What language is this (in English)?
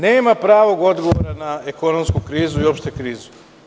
Serbian